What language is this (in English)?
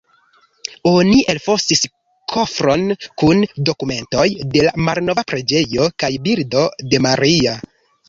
Esperanto